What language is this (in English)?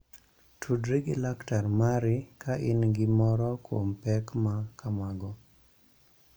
Luo (Kenya and Tanzania)